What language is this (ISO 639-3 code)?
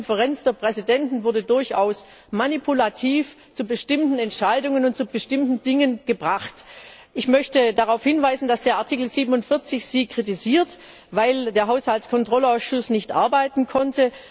deu